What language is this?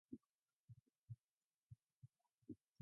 Mongolian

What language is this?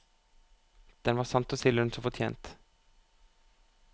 Norwegian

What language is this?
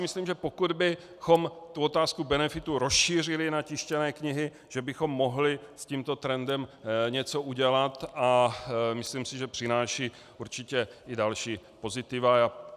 Czech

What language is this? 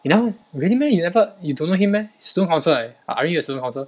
English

